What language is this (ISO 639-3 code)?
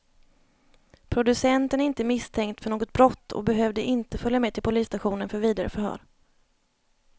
swe